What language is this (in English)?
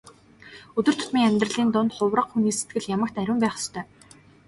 Mongolian